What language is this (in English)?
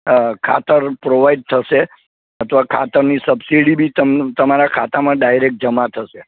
Gujarati